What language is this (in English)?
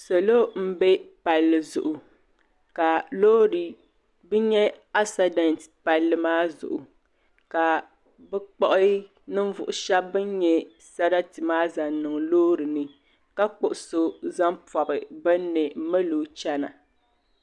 Dagbani